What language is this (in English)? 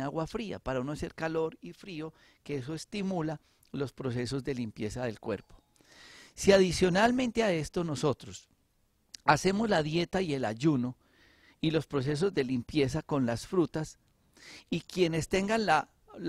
Spanish